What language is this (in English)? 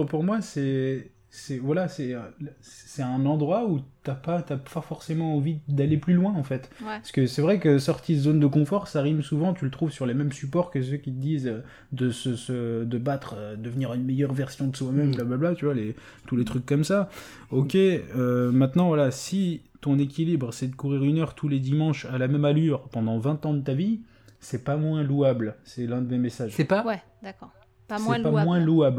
French